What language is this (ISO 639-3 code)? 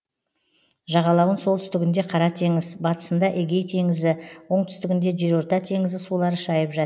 kaz